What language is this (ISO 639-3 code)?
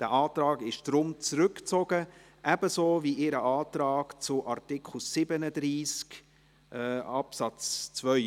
gsw